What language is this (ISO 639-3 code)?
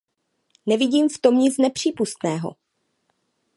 ces